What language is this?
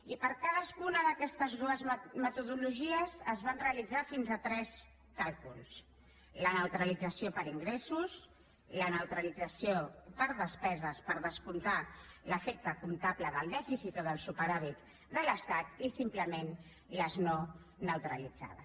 Catalan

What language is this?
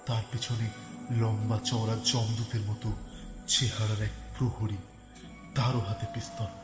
Bangla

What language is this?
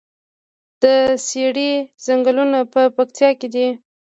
Pashto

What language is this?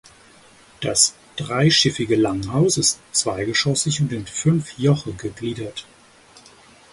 German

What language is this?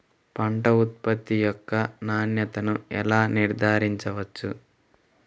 Telugu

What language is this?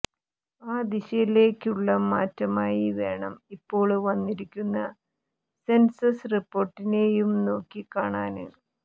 Malayalam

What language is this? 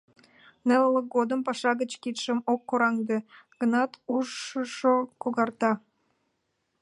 Mari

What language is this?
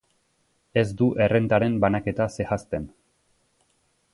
Basque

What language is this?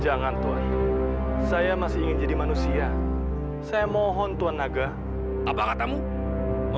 Indonesian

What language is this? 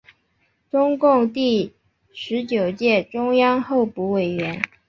Chinese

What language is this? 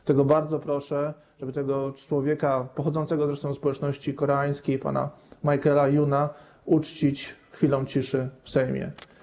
Polish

